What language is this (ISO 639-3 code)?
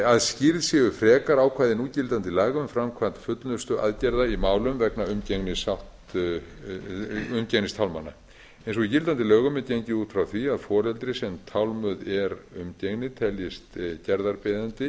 isl